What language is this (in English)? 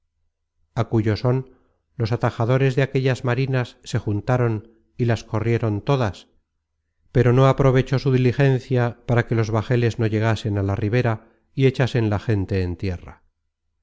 Spanish